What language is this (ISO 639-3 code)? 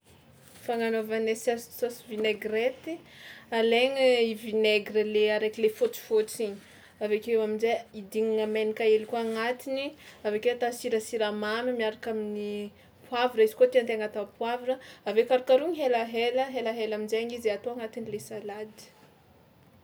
xmw